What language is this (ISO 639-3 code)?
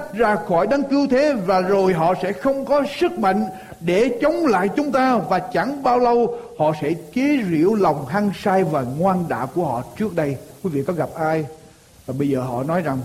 vie